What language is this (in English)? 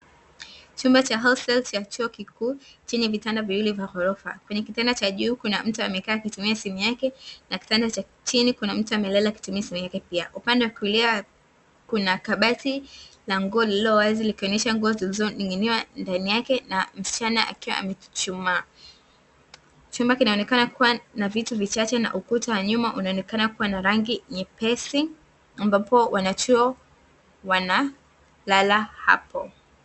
Swahili